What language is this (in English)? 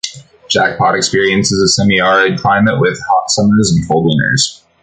English